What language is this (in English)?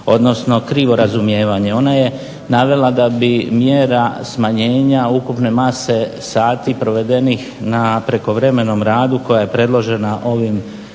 Croatian